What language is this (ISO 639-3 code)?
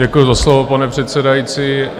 ces